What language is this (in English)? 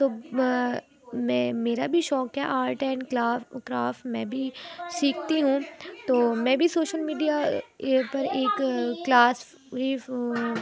Urdu